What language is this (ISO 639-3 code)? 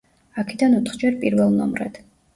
kat